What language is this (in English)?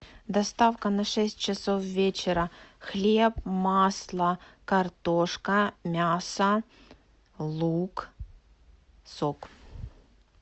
Russian